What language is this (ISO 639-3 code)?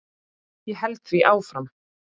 isl